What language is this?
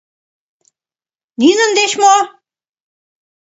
Mari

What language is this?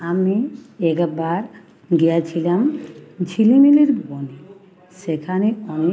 Bangla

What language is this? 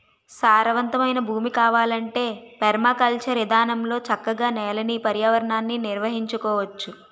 Telugu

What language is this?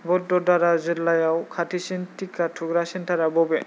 Bodo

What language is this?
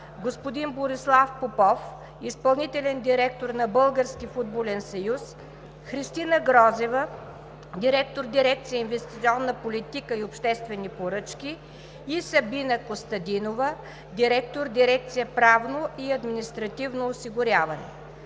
Bulgarian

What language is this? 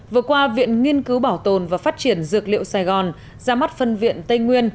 Vietnamese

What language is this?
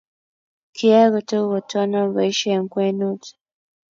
Kalenjin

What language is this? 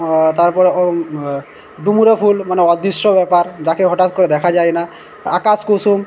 Bangla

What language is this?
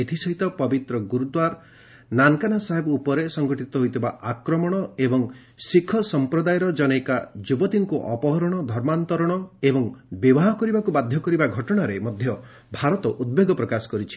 Odia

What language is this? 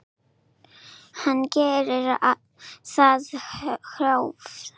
Icelandic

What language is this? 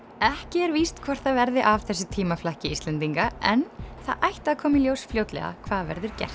Icelandic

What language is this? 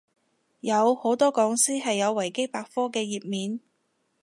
Cantonese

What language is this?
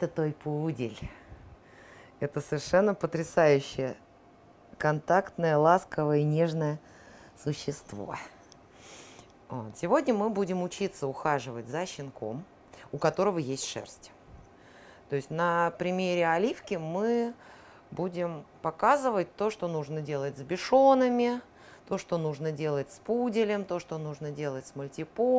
Russian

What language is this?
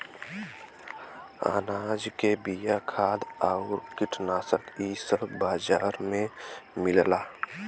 Bhojpuri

